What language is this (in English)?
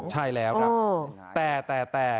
Thai